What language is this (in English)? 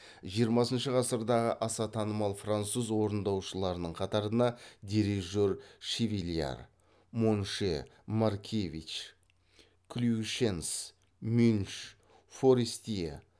Kazakh